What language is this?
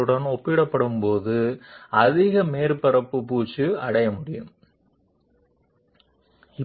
Telugu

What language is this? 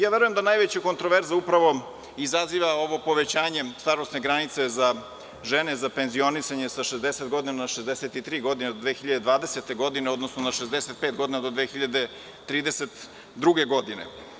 Serbian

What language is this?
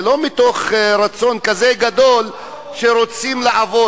Hebrew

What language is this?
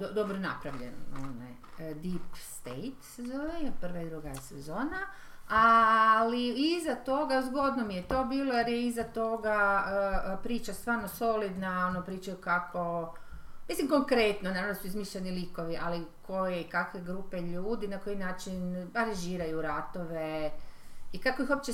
Croatian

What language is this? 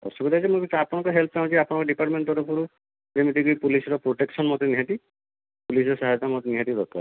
Odia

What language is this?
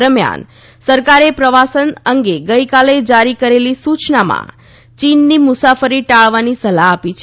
Gujarati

